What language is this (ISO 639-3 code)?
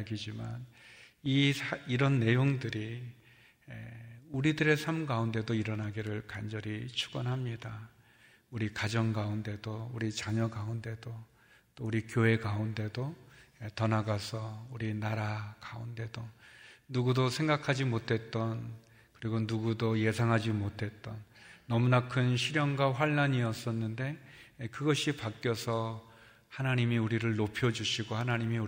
kor